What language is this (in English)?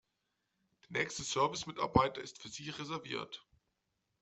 German